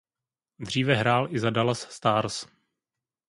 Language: Czech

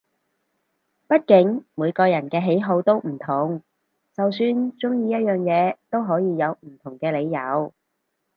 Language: Cantonese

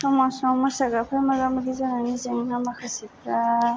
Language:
Bodo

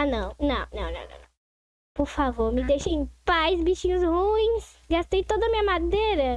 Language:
Portuguese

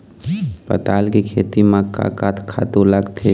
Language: Chhattisgarhi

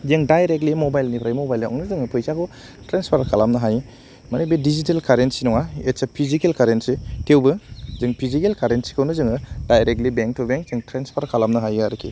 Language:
Bodo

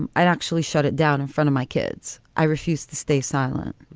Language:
English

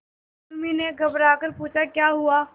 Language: Hindi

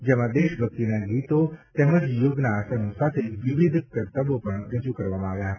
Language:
Gujarati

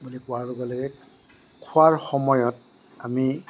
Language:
Assamese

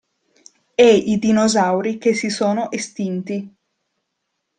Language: Italian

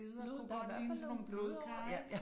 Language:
Danish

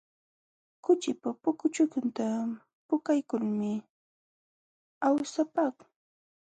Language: Jauja Wanca Quechua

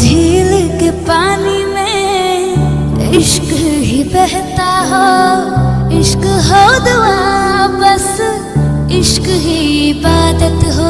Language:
Hindi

